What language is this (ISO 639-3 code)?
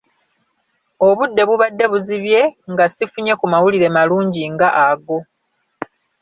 lug